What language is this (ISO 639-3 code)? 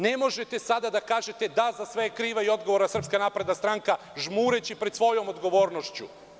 srp